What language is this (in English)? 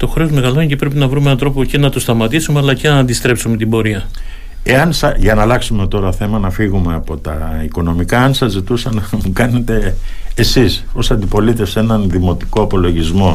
Greek